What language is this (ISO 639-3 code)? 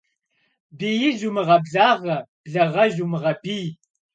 kbd